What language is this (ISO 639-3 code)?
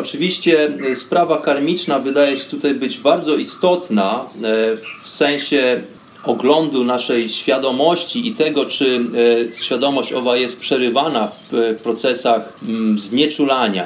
pol